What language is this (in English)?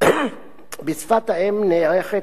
Hebrew